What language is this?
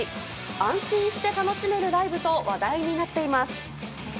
Japanese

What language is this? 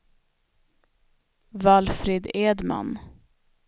Swedish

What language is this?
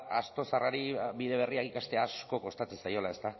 Basque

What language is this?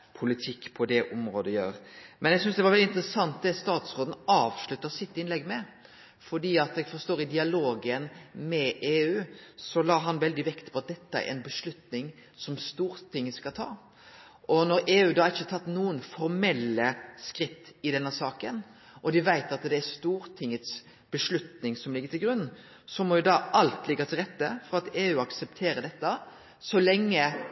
Norwegian Nynorsk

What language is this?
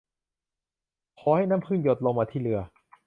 Thai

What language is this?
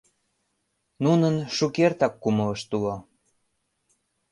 Mari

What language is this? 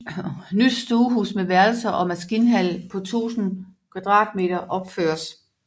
Danish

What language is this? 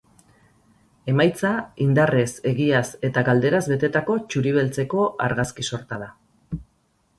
Basque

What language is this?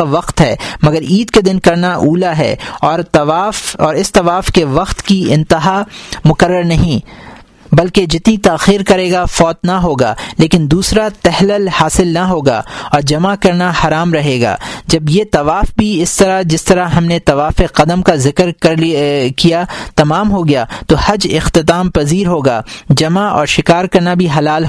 Urdu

